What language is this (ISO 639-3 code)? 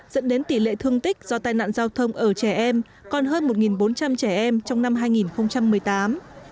vie